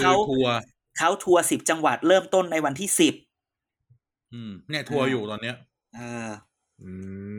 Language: Thai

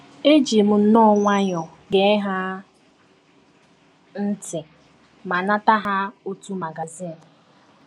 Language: Igbo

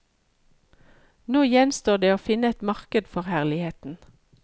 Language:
Norwegian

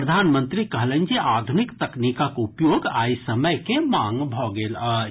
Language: Maithili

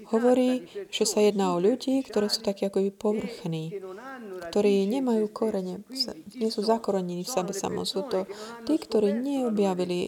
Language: Slovak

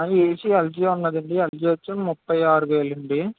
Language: Telugu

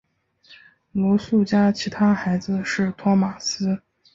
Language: Chinese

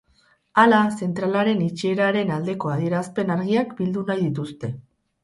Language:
Basque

